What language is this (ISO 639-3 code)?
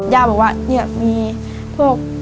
tha